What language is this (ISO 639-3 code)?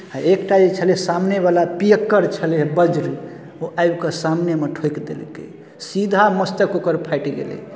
mai